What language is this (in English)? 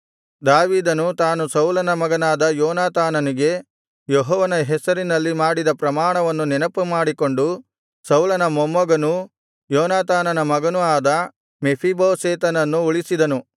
Kannada